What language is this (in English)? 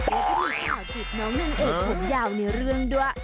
Thai